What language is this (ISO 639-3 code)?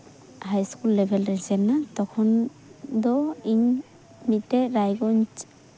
sat